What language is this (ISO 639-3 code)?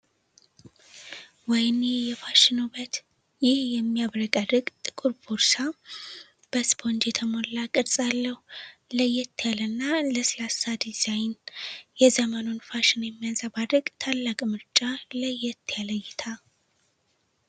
amh